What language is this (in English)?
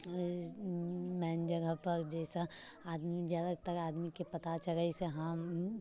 Maithili